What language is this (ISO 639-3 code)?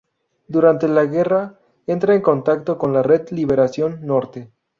spa